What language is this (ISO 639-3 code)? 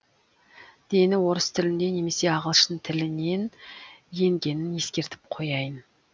kaz